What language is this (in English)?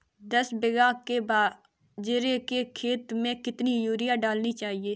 Hindi